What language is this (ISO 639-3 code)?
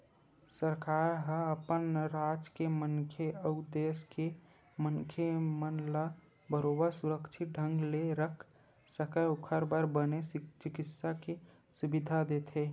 hne